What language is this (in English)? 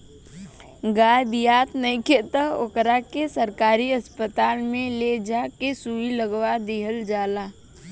Bhojpuri